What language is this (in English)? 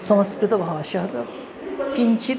Sanskrit